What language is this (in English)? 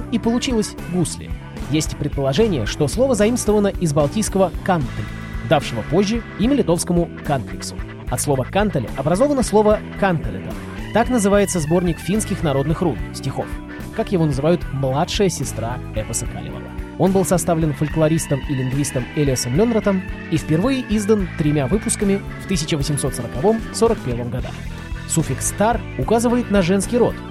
Russian